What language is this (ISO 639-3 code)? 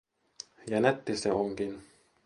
fin